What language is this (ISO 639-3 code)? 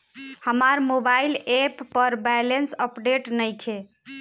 bho